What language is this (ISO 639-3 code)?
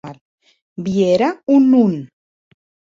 oci